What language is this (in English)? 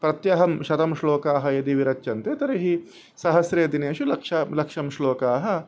Sanskrit